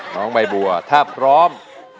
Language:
Thai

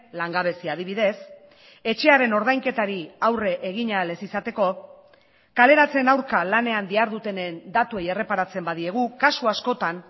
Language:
Basque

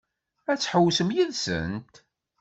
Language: Kabyle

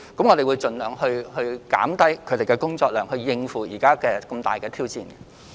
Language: Cantonese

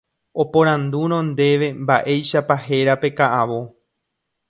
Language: Guarani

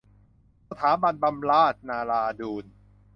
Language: Thai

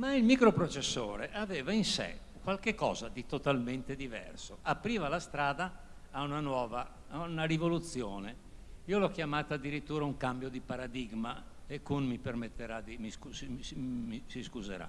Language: Italian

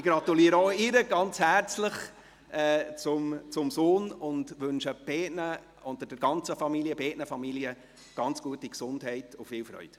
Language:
Swiss German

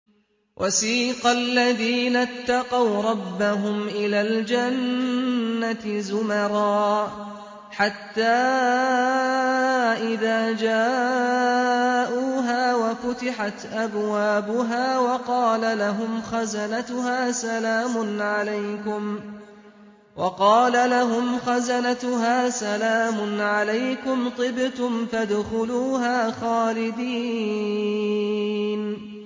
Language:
Arabic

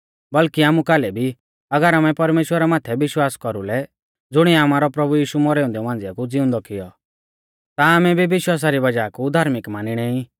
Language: Mahasu Pahari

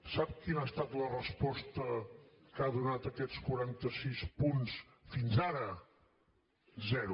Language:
Catalan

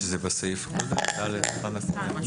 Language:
Hebrew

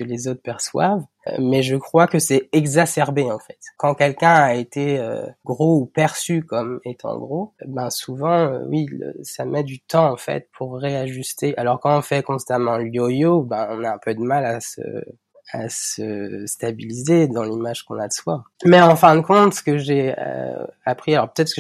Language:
French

